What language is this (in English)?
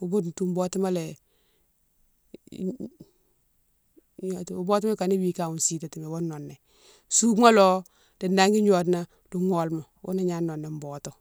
Mansoanka